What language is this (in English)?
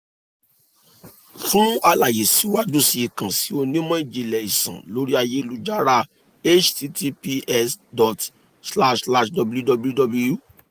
Yoruba